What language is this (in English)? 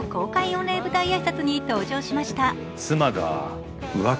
Japanese